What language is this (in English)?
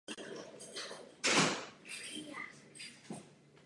Czech